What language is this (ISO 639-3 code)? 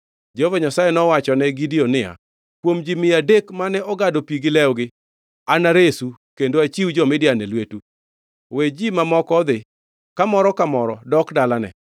luo